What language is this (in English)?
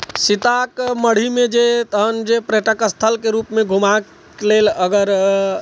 Maithili